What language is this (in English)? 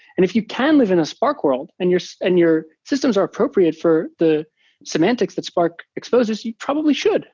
English